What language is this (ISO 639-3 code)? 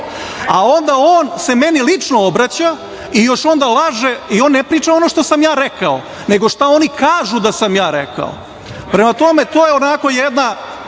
srp